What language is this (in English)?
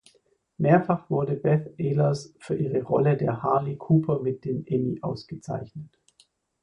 German